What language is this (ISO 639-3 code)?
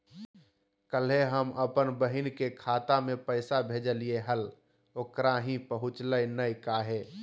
mag